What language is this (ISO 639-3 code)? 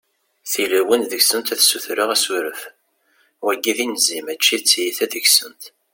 kab